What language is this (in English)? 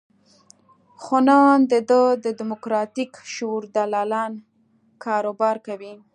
Pashto